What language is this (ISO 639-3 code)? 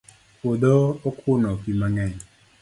luo